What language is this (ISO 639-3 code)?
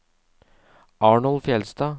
nor